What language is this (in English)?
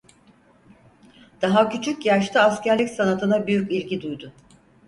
Turkish